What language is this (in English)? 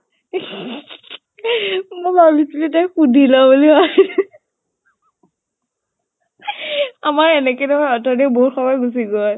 Assamese